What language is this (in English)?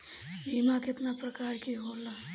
Bhojpuri